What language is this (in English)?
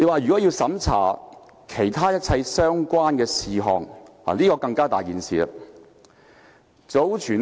Cantonese